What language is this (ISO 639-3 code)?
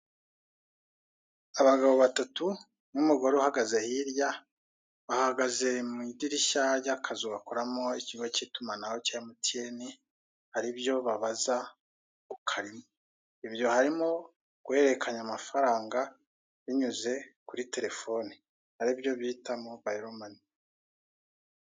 kin